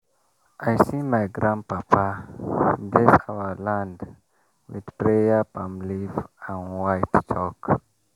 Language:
Nigerian Pidgin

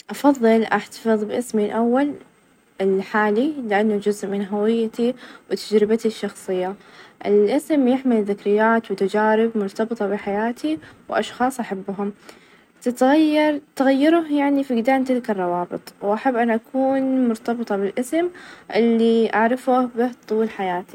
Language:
Najdi Arabic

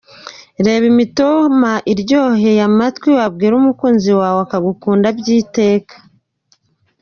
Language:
Kinyarwanda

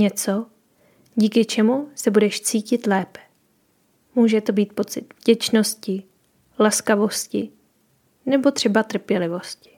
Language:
Czech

